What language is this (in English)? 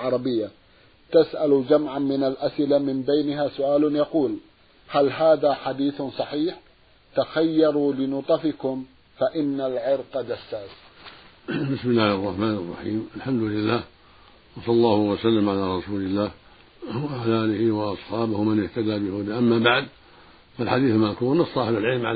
Arabic